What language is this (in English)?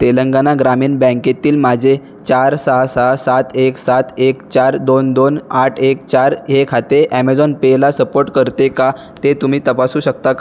Marathi